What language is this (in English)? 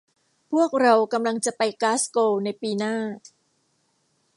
Thai